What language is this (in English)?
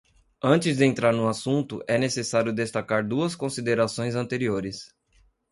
Portuguese